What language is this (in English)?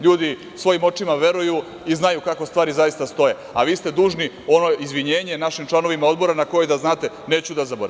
Serbian